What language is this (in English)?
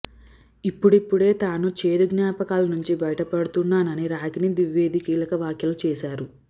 Telugu